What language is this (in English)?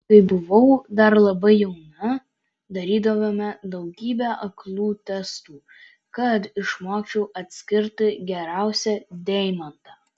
Lithuanian